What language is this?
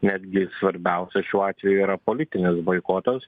Lithuanian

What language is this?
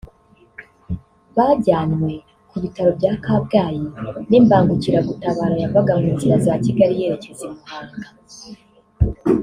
Kinyarwanda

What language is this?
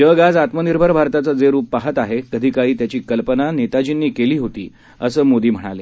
Marathi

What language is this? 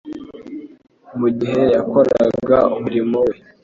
Kinyarwanda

